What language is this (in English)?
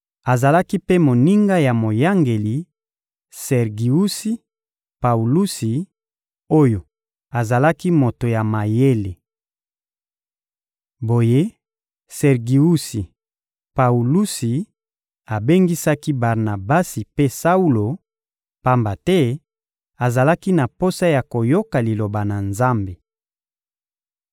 Lingala